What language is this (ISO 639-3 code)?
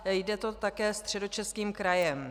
ces